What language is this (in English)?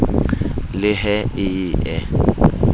Southern Sotho